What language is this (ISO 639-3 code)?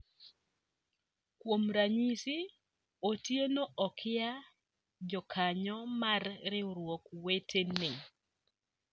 luo